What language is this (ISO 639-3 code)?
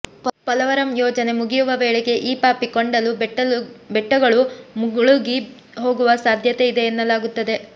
kan